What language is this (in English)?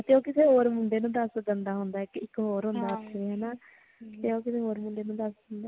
Punjabi